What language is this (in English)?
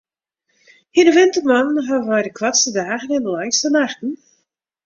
Western Frisian